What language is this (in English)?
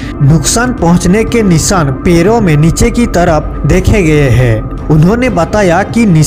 Hindi